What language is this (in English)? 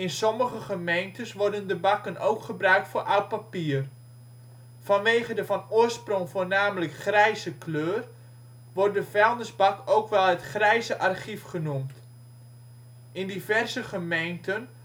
Dutch